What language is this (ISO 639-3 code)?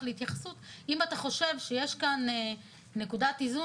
heb